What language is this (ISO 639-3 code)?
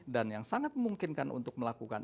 ind